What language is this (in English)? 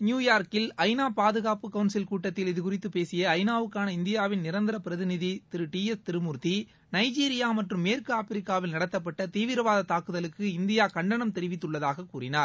Tamil